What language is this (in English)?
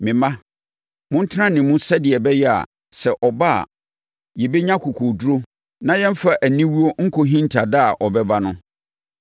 Akan